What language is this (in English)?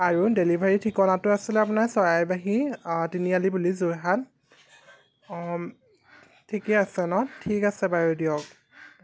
Assamese